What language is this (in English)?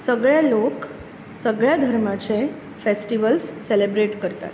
Konkani